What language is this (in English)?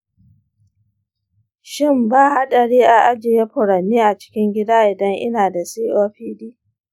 Hausa